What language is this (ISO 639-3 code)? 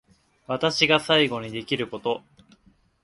jpn